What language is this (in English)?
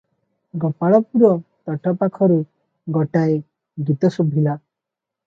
Odia